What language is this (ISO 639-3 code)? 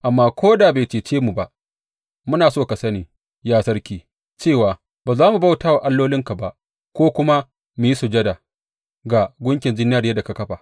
hau